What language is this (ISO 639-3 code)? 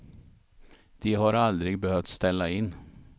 swe